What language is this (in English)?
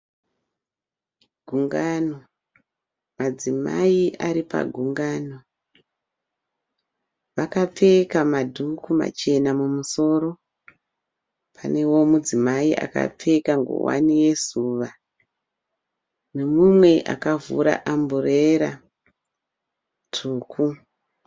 Shona